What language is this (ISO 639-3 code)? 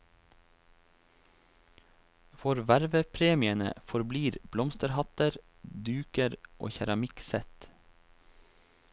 nor